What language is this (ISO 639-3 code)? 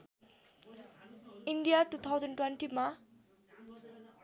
nep